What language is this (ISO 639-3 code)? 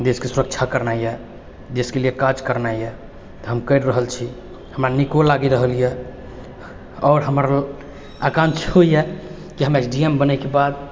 mai